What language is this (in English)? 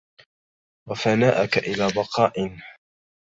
Arabic